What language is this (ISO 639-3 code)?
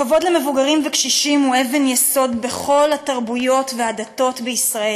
heb